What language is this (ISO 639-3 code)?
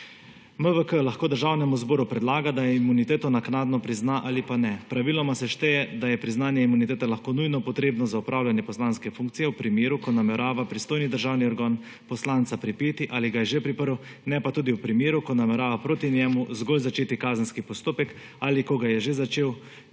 slv